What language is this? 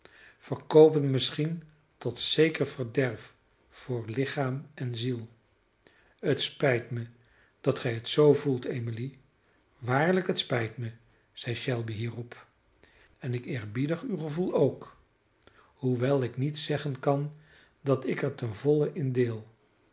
Dutch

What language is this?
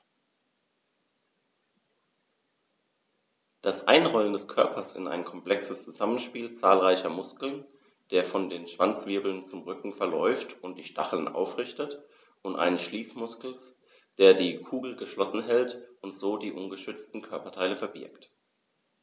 German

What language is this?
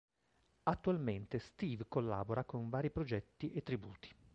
Italian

